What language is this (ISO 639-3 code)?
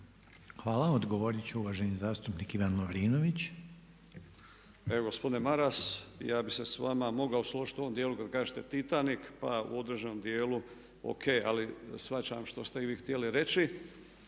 hrv